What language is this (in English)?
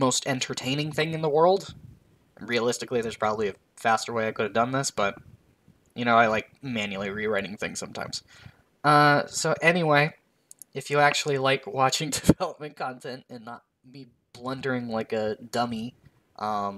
English